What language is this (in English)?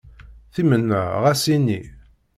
Kabyle